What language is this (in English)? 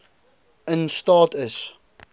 Afrikaans